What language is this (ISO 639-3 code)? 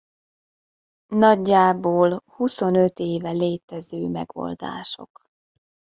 hun